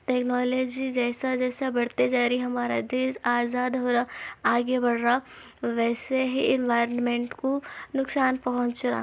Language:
Urdu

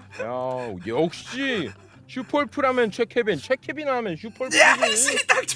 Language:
Korean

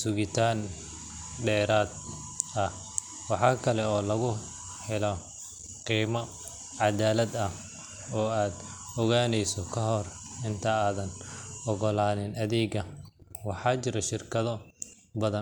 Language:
Somali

